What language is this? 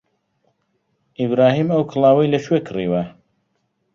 Central Kurdish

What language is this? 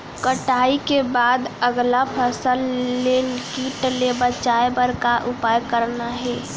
Chhattisgarhi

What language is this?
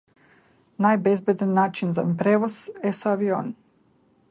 Macedonian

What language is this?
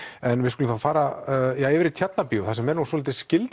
Icelandic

